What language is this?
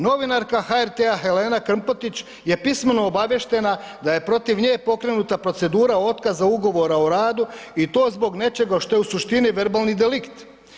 Croatian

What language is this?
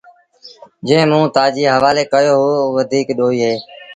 Sindhi Bhil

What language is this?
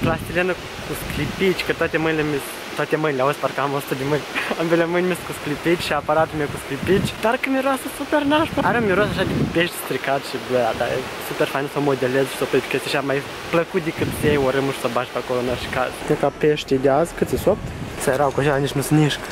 Romanian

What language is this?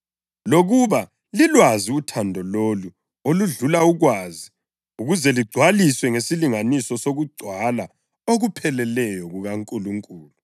North Ndebele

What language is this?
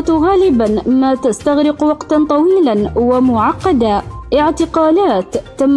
Arabic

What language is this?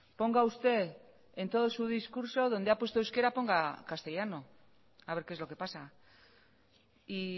Spanish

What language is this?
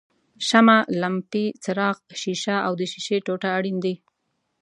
Pashto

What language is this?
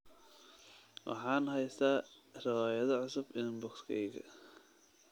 Somali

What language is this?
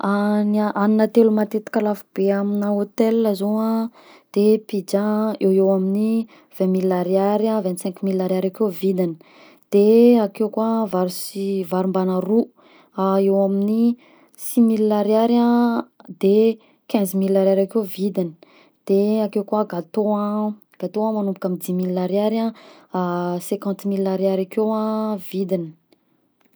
Southern Betsimisaraka Malagasy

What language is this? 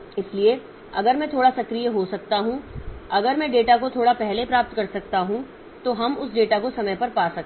Hindi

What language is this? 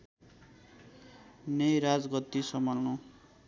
Nepali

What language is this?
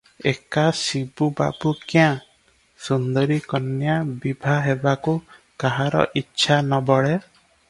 Odia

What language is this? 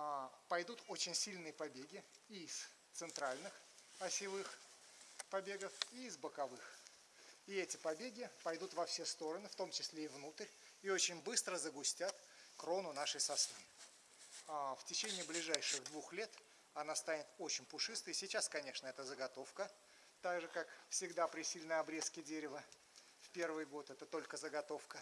Russian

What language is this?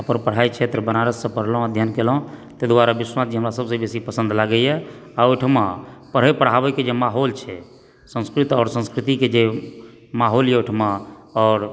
Maithili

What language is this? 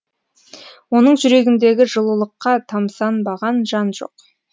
Kazakh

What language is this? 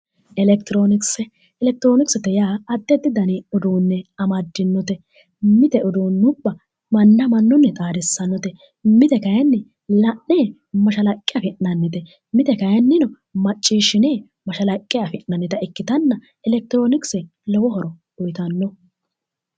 Sidamo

